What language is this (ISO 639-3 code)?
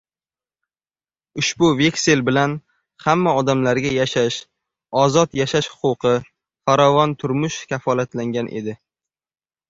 uzb